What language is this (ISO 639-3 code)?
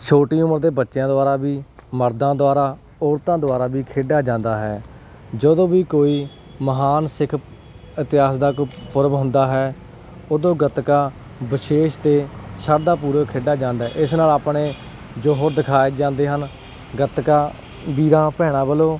pan